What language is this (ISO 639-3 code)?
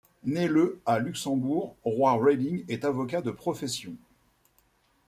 fra